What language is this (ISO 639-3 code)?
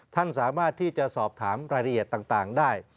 tha